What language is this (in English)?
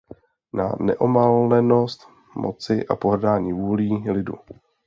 Czech